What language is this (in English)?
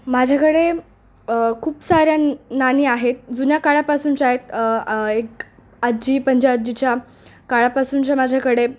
Marathi